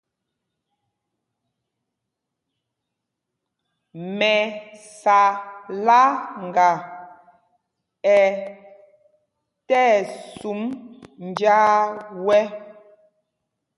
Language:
Mpumpong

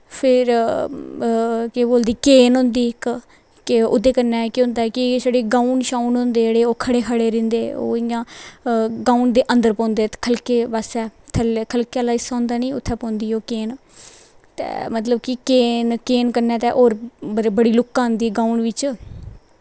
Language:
Dogri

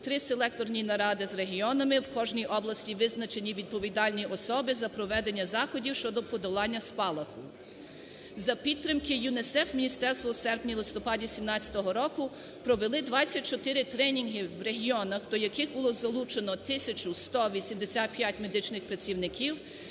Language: Ukrainian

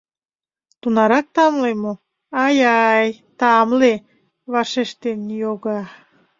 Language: Mari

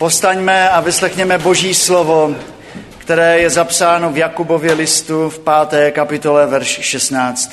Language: Czech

